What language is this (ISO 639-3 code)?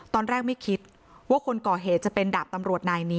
tha